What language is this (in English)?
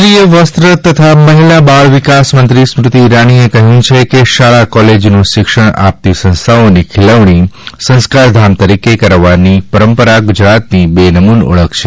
Gujarati